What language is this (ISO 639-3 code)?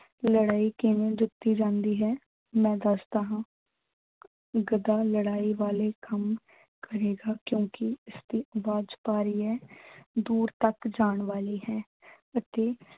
pan